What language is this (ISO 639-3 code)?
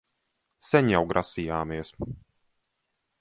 lav